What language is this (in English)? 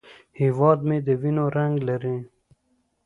Pashto